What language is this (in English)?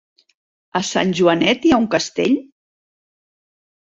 Catalan